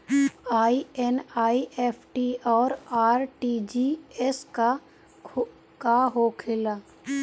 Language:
Bhojpuri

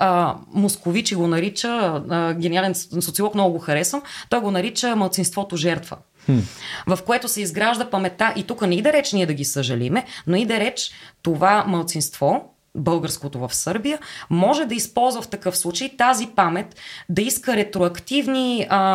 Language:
Bulgarian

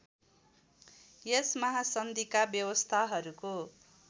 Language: Nepali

